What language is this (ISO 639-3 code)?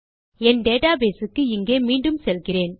tam